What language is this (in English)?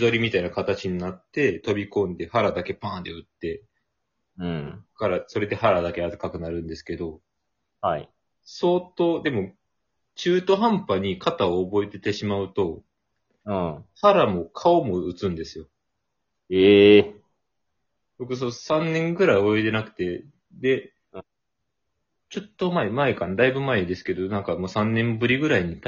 Japanese